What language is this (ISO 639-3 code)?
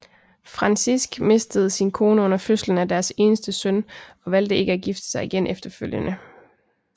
dan